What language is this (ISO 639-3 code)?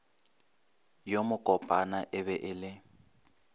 nso